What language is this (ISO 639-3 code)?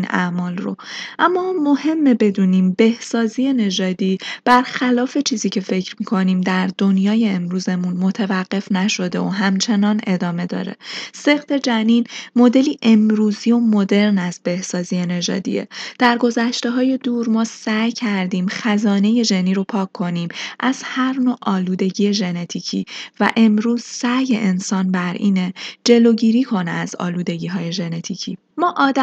fas